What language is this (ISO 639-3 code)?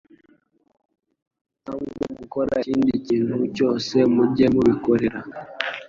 kin